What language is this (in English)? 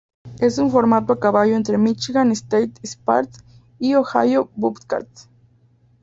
Spanish